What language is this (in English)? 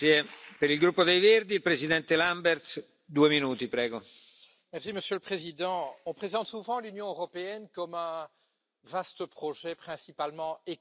French